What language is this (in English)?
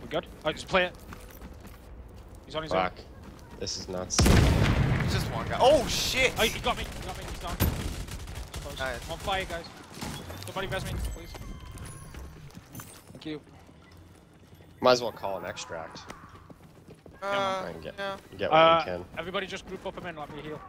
English